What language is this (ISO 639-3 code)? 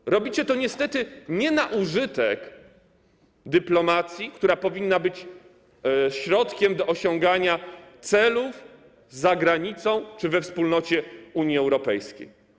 pol